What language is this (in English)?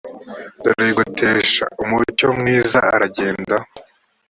Kinyarwanda